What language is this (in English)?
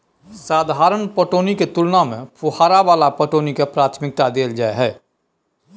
Maithili